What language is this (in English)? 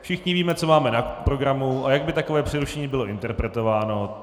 Czech